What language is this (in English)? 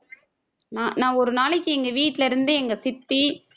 Tamil